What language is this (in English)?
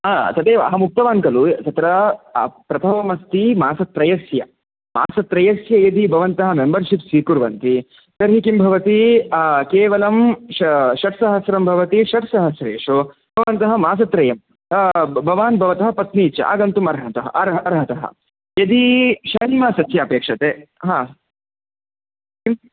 Sanskrit